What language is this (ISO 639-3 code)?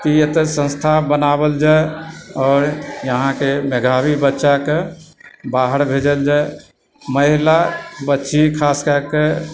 mai